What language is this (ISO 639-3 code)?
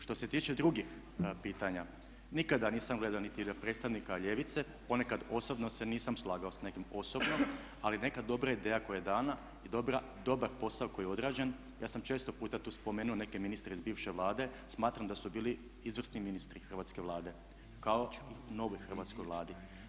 hrv